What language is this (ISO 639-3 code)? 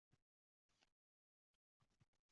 uzb